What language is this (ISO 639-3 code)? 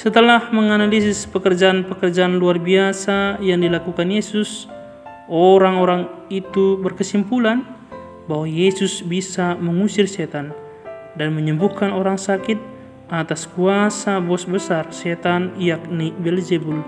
ind